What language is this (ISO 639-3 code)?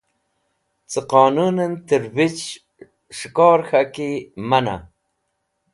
wbl